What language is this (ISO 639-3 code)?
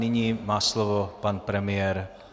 ces